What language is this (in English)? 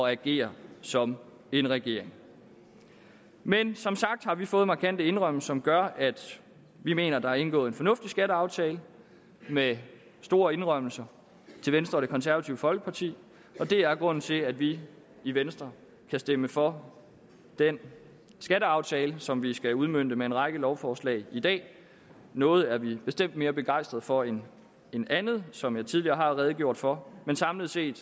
Danish